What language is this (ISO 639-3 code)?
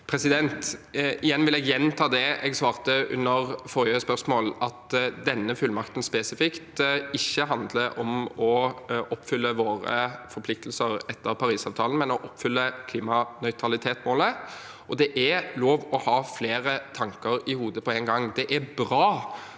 nor